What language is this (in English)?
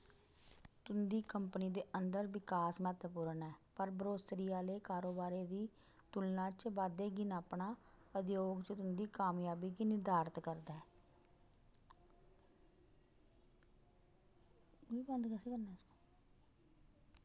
Dogri